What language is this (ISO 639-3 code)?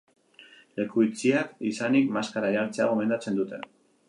eus